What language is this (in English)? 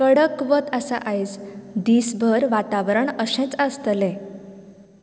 Konkani